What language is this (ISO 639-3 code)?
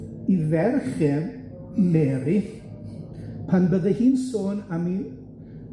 cym